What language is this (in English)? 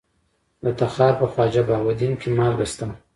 Pashto